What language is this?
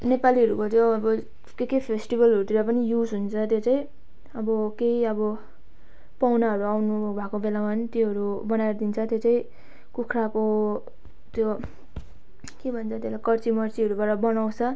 Nepali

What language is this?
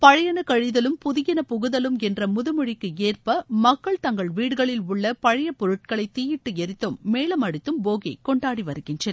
Tamil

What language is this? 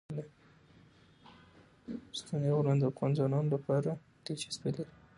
Pashto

